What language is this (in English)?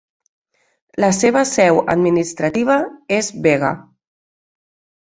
Catalan